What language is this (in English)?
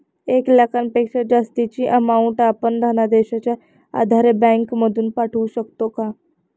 Marathi